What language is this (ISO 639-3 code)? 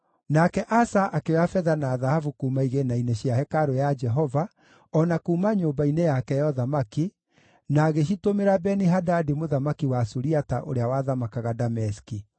kik